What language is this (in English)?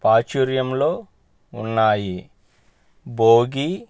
Telugu